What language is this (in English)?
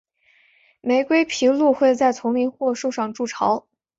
Chinese